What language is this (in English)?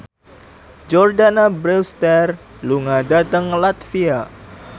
Javanese